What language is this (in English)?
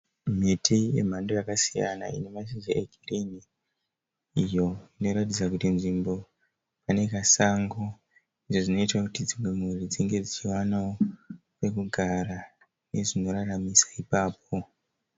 Shona